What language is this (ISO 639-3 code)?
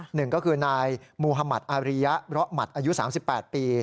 tha